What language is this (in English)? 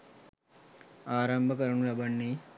Sinhala